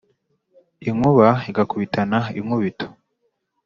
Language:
Kinyarwanda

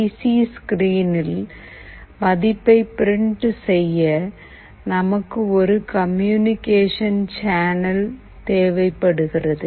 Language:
Tamil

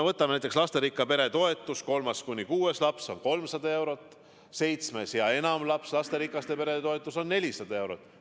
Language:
Estonian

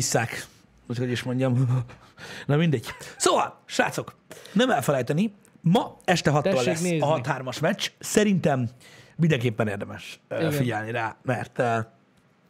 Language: Hungarian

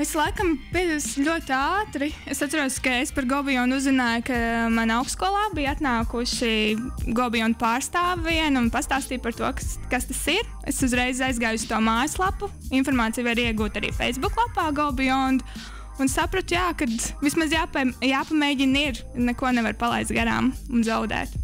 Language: Latvian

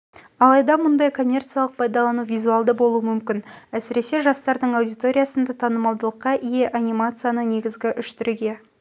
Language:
Kazakh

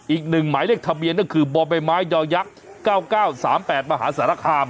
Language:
Thai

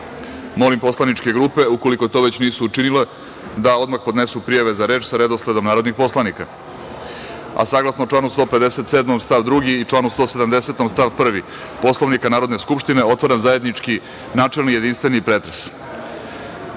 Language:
Serbian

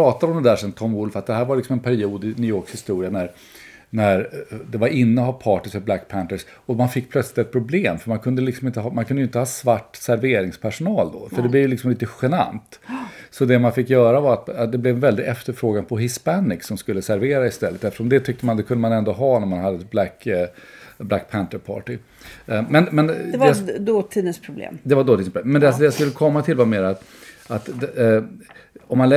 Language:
Swedish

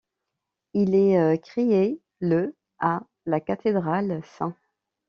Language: French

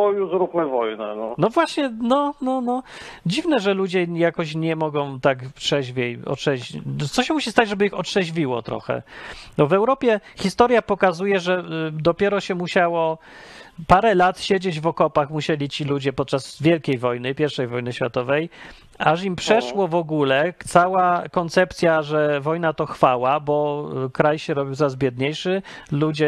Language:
Polish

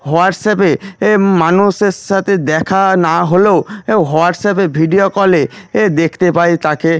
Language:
Bangla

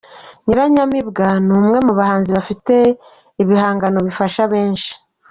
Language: Kinyarwanda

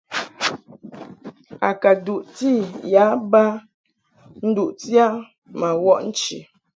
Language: Mungaka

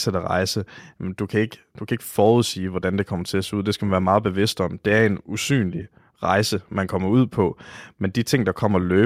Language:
Danish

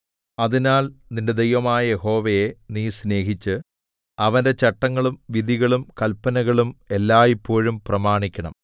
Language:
Malayalam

